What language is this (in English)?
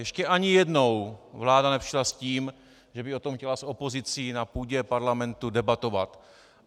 Czech